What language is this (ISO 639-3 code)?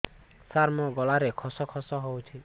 ori